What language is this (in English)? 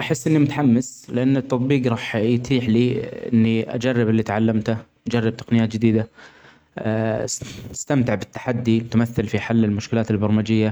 Omani Arabic